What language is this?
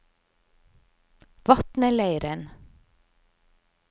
Norwegian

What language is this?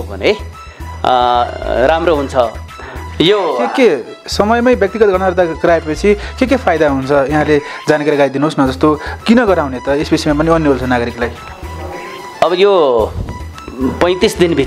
Arabic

